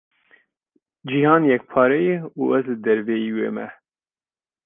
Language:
Kurdish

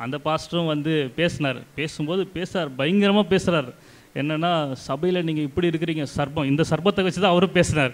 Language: Romanian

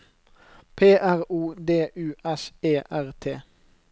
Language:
Norwegian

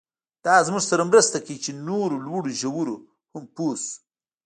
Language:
Pashto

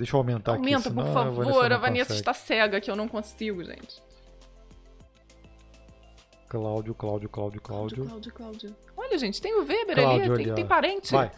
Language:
Portuguese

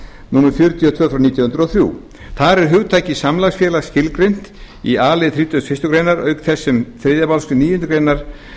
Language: Icelandic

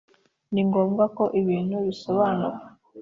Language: Kinyarwanda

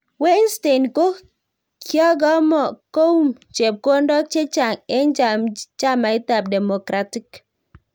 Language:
Kalenjin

